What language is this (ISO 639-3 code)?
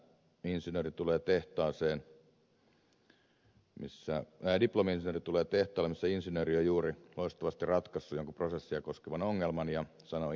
fin